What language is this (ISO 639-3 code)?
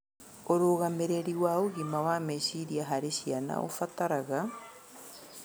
kik